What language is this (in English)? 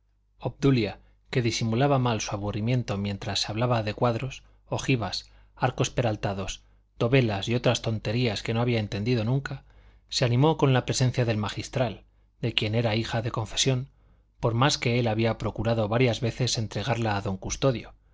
Spanish